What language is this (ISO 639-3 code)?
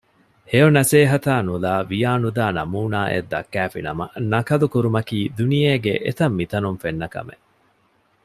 div